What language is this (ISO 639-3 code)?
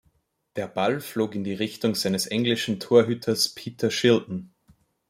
deu